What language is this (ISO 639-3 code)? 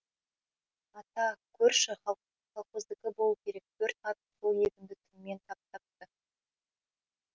kaz